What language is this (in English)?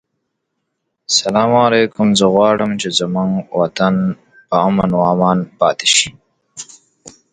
English